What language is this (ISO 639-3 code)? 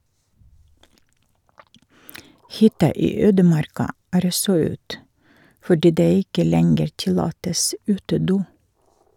nor